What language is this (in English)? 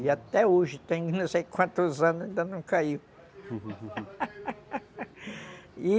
Portuguese